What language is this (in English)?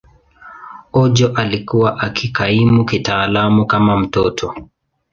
Swahili